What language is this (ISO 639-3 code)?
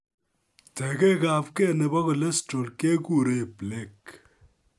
kln